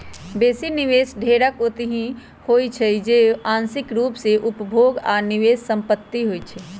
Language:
Magahi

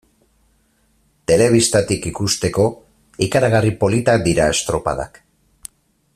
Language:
Basque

